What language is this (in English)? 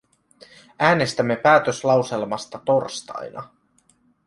Finnish